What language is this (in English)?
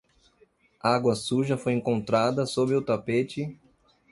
Portuguese